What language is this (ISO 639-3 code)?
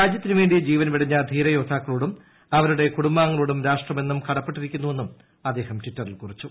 mal